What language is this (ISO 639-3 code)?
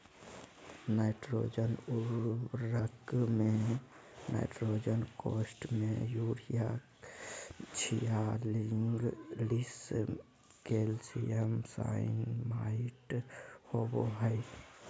mag